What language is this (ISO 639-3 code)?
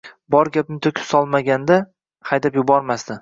uzb